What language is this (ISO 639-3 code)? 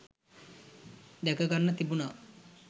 sin